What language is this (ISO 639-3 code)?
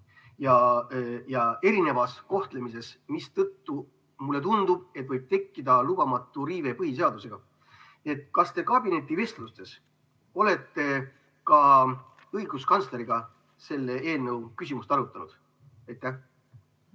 est